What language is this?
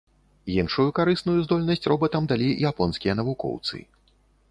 Belarusian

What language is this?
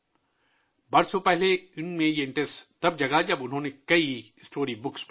Urdu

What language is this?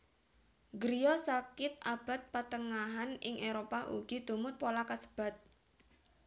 Javanese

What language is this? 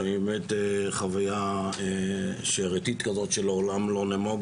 Hebrew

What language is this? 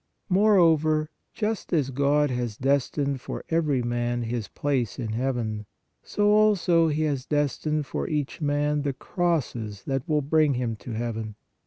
English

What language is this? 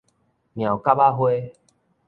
Min Nan Chinese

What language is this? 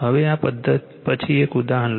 Gujarati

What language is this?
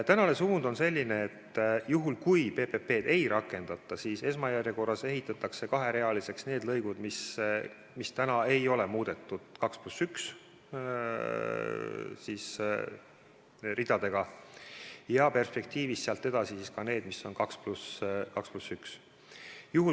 Estonian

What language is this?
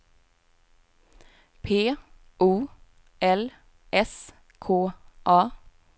Swedish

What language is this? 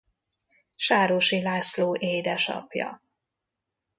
Hungarian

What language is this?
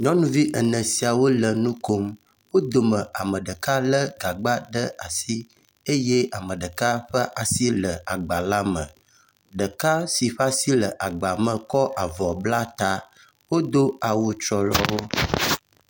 Ewe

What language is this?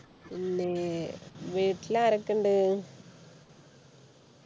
Malayalam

